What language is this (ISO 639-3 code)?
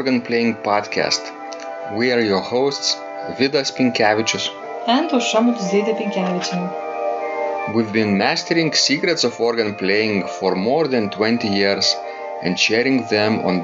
eng